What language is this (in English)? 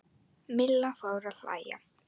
Icelandic